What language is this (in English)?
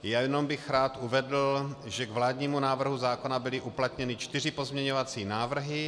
Czech